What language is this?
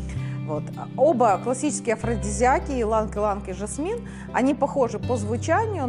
Russian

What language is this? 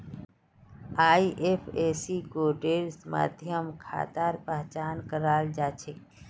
Magahi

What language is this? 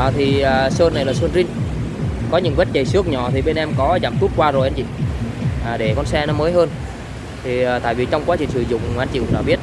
Vietnamese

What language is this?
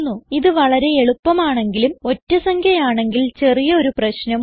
Malayalam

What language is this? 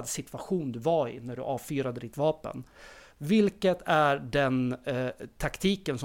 Swedish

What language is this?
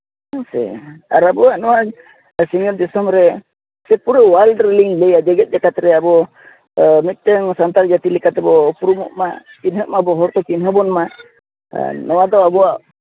Santali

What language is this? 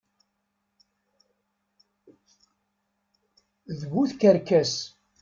Kabyle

